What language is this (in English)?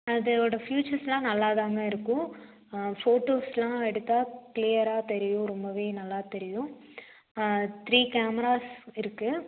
Tamil